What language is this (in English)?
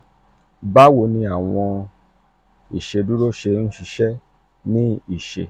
Yoruba